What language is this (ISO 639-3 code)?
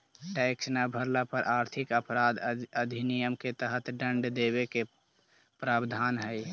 mag